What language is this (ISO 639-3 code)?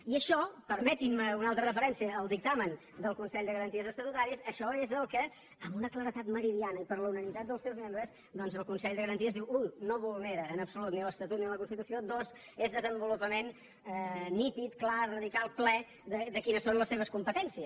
cat